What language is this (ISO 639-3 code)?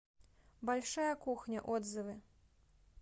rus